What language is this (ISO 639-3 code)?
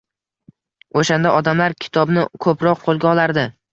uzb